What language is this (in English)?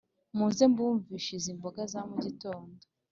Kinyarwanda